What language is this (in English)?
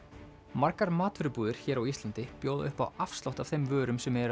Icelandic